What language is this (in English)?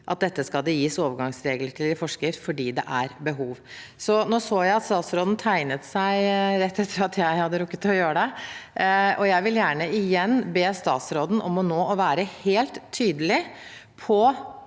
Norwegian